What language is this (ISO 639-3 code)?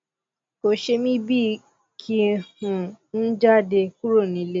yor